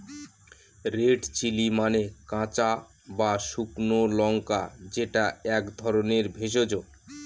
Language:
Bangla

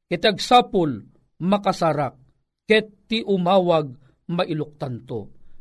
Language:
Filipino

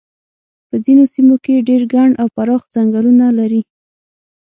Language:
Pashto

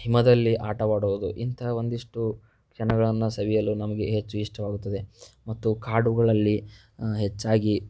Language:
Kannada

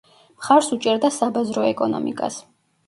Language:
Georgian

